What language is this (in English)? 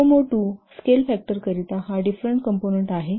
Marathi